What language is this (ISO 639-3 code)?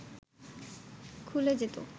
ben